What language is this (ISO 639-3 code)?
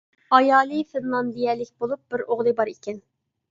uig